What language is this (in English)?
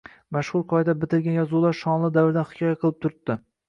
Uzbek